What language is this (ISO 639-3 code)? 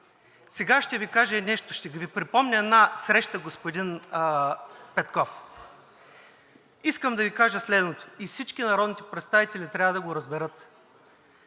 bul